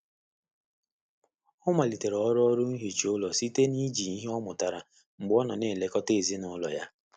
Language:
Igbo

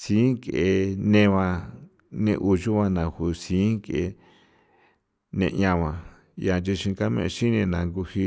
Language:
San Felipe Otlaltepec Popoloca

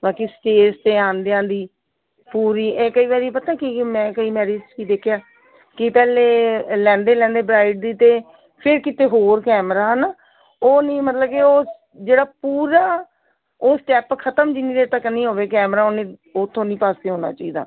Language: Punjabi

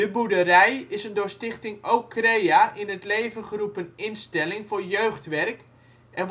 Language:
Dutch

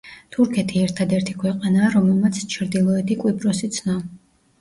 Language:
Georgian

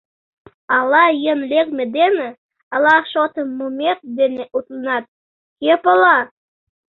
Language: Mari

